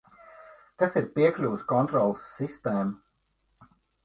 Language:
Latvian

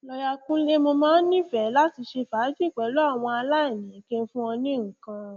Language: Yoruba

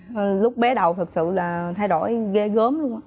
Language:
Vietnamese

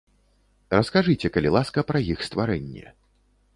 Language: Belarusian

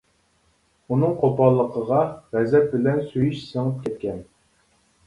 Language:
Uyghur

